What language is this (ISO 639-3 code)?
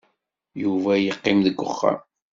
kab